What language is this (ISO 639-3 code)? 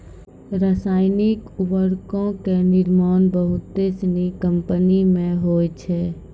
mai